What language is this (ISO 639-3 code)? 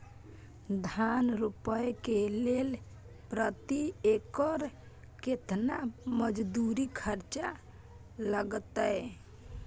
mai